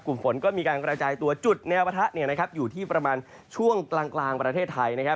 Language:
Thai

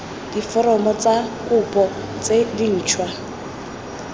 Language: Tswana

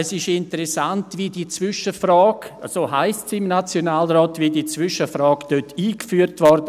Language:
Swiss German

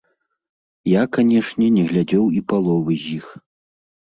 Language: Belarusian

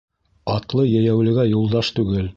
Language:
Bashkir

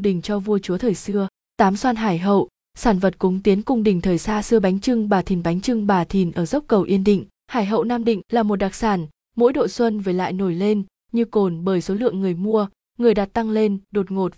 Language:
Vietnamese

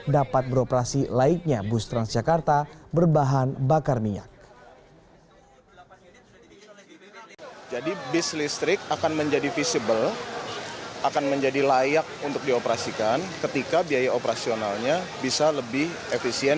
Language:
Indonesian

